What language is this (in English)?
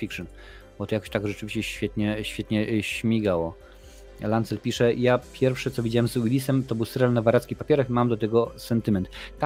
Polish